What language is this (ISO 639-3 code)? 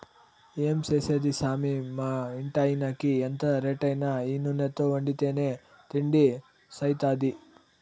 tel